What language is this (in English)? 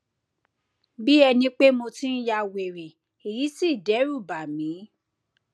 Yoruba